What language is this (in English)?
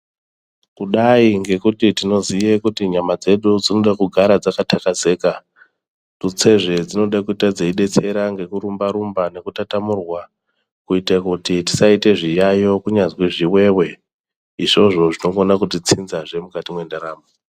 Ndau